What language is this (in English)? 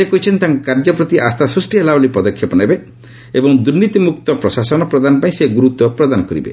Odia